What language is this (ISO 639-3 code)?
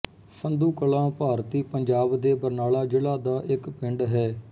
pan